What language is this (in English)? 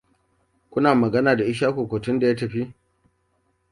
Hausa